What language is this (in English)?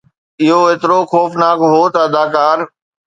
Sindhi